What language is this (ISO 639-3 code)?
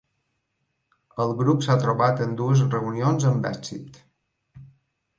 cat